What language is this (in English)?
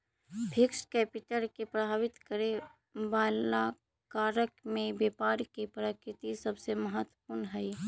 Magahi